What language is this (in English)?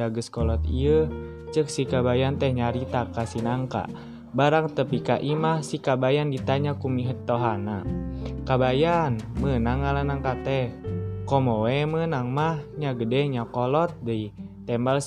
Indonesian